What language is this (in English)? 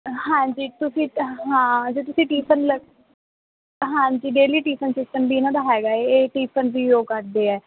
Punjabi